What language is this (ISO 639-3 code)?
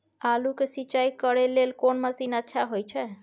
mai